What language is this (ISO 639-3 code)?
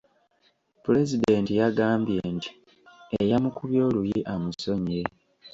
lug